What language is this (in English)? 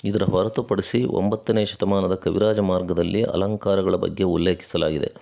Kannada